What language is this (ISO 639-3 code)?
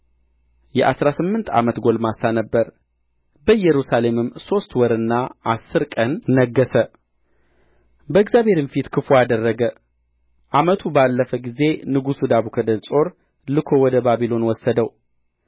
amh